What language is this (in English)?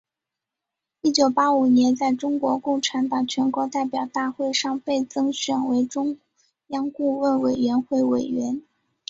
Chinese